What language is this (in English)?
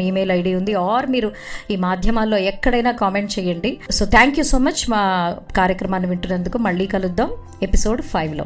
Telugu